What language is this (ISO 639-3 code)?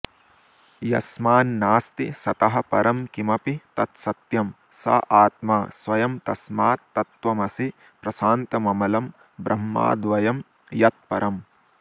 san